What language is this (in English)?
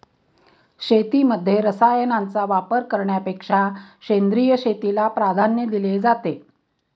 Marathi